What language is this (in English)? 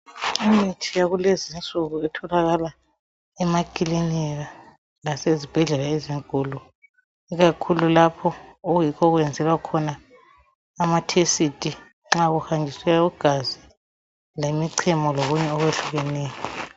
North Ndebele